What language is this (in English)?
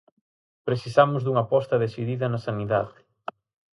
Galician